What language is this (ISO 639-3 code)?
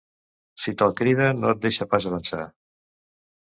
cat